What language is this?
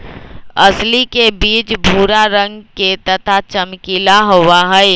Magahi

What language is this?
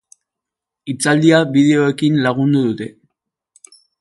Basque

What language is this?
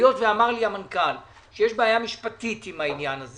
Hebrew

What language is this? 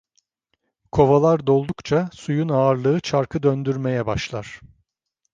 Turkish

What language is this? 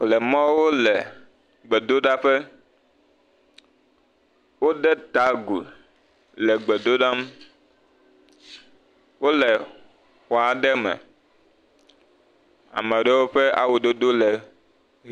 Ewe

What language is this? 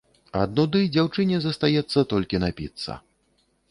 Belarusian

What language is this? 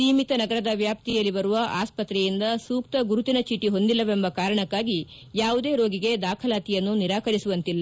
Kannada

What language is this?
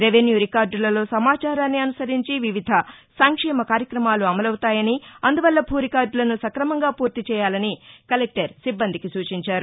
Telugu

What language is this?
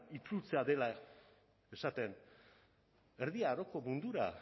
Basque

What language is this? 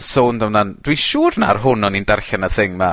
Welsh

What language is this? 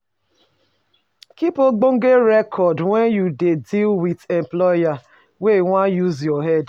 Nigerian Pidgin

